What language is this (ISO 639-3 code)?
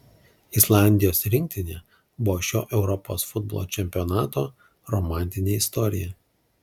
lit